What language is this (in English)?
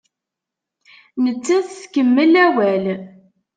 Kabyle